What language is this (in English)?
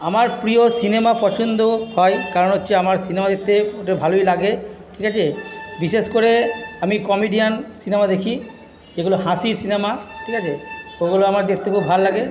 Bangla